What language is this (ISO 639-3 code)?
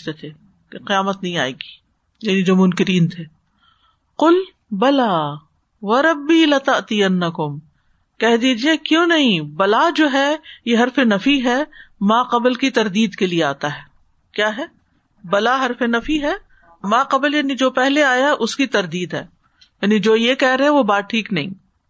urd